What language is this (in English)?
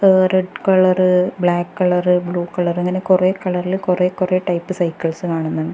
Malayalam